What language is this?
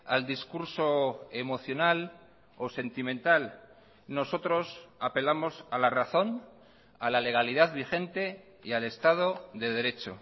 Spanish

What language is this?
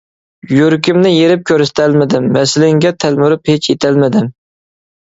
Uyghur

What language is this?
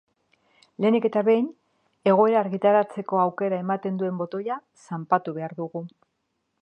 Basque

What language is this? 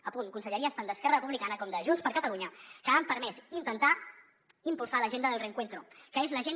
Catalan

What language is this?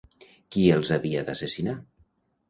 Catalan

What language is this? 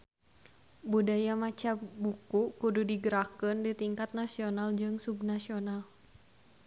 Sundanese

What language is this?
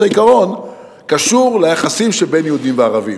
Hebrew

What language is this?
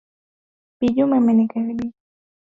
Swahili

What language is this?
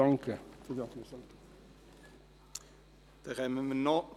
Swiss German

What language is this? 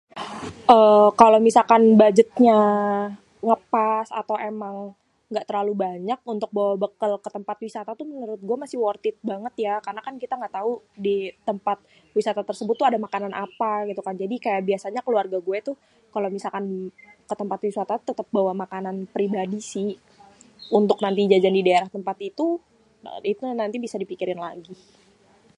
Betawi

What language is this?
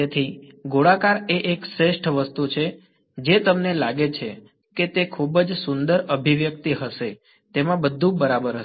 Gujarati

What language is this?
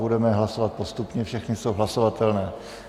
Czech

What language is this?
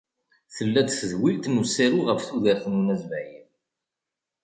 Kabyle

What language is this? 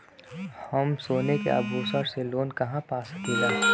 Bhojpuri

